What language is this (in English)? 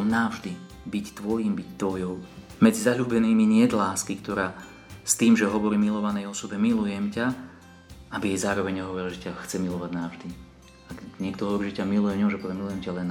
Slovak